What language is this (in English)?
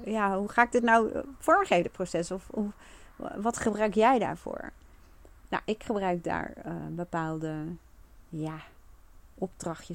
Dutch